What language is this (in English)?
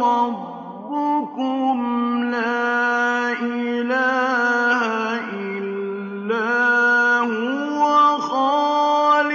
Arabic